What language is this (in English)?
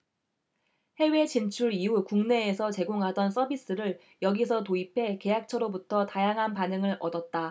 Korean